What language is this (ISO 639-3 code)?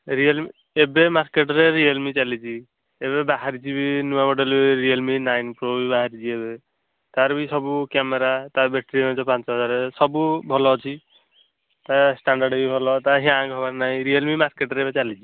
ori